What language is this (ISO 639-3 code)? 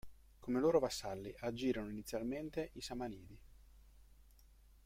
ita